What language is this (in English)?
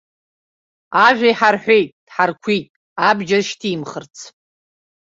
Abkhazian